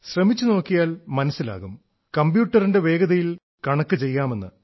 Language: Malayalam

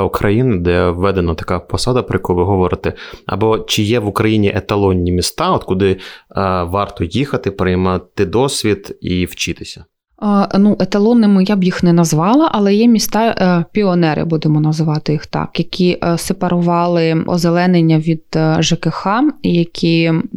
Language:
Ukrainian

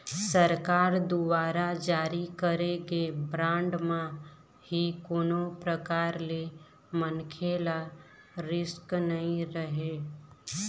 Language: Chhattisgarhi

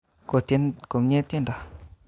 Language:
Kalenjin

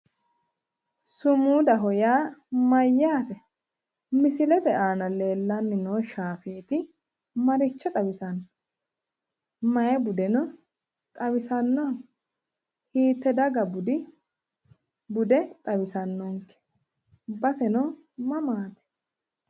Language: Sidamo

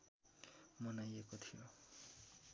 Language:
Nepali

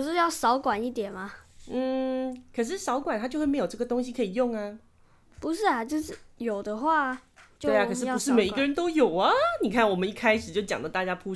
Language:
Chinese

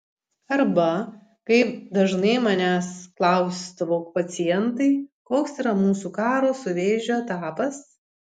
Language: Lithuanian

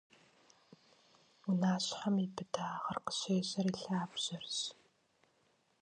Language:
Kabardian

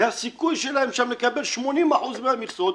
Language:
Hebrew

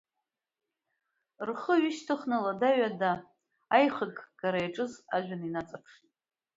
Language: Abkhazian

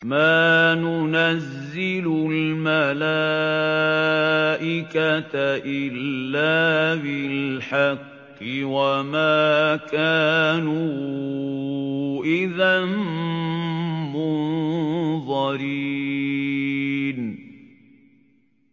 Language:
Arabic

